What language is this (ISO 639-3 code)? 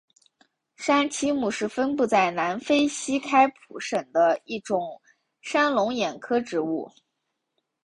zho